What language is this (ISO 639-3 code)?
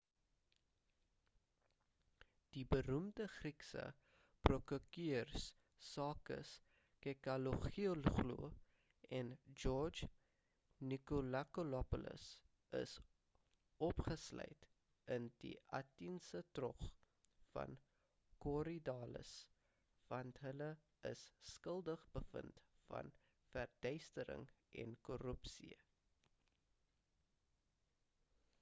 afr